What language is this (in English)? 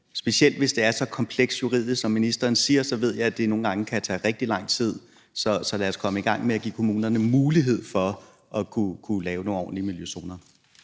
Danish